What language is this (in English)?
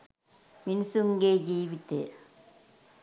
Sinhala